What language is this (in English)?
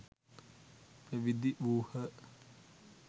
Sinhala